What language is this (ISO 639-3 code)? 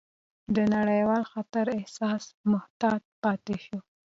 pus